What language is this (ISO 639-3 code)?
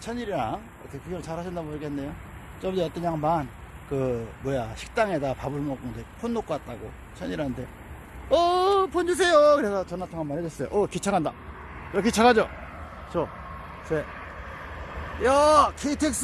kor